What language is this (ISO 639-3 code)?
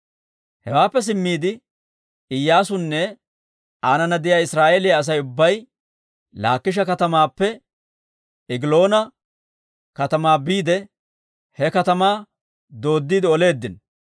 dwr